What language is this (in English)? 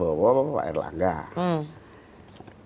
Indonesian